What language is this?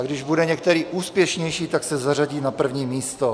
Czech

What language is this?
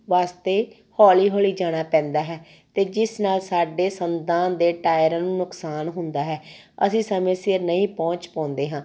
Punjabi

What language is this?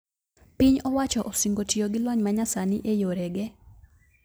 Luo (Kenya and Tanzania)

